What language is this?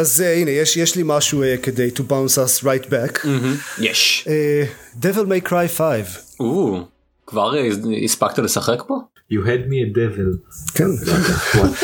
Hebrew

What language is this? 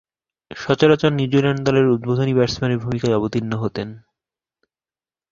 Bangla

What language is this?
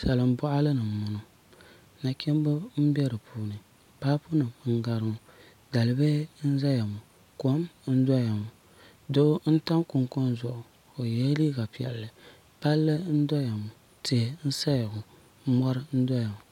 Dagbani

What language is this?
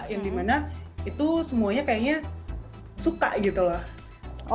Indonesian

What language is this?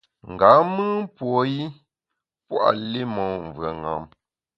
Bamun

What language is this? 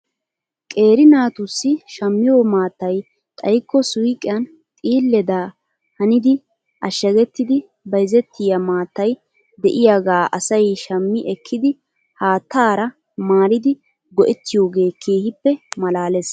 Wolaytta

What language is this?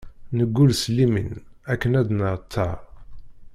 Kabyle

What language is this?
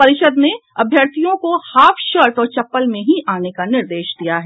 Hindi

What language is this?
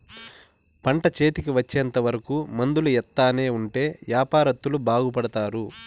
Telugu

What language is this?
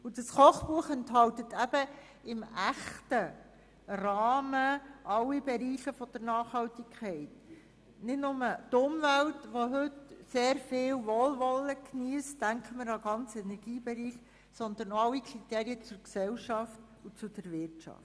Swiss German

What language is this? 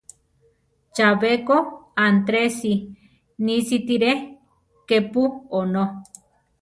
Central Tarahumara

